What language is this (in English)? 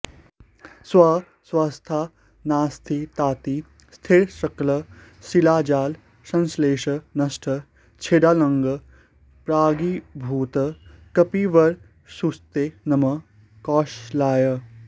Sanskrit